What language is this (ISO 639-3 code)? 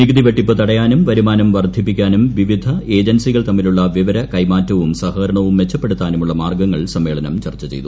mal